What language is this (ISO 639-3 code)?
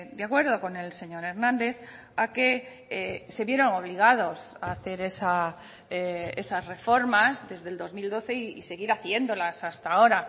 spa